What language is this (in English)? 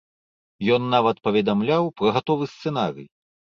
Belarusian